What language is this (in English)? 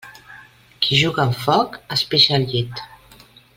Catalan